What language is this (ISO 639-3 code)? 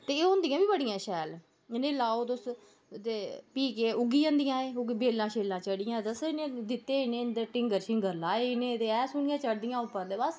doi